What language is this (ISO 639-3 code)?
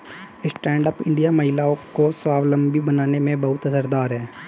hin